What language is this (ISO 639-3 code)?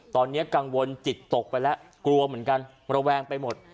tha